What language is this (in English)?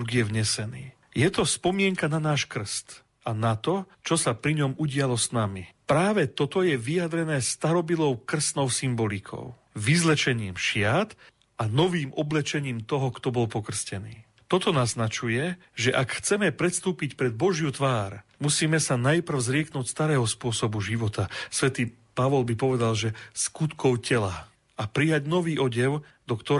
Slovak